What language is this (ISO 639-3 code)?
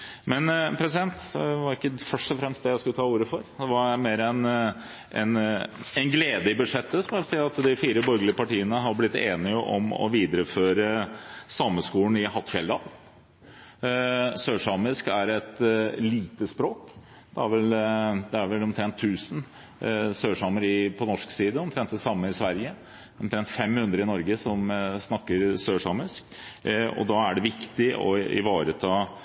nob